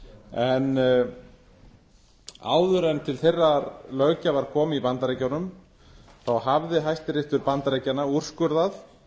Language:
Icelandic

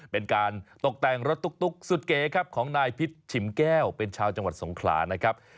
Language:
Thai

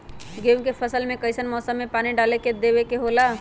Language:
Magahi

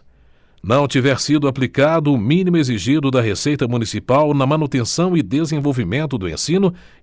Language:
Portuguese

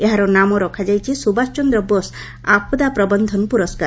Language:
Odia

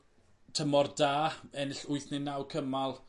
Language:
Welsh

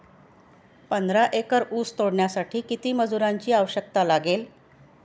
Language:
Marathi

